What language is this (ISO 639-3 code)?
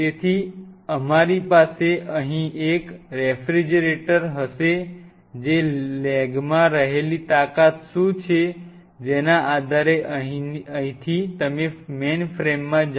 guj